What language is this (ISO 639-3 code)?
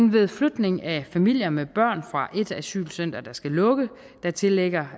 dan